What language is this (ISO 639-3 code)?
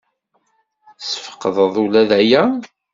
kab